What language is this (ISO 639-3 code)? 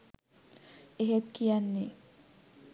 sin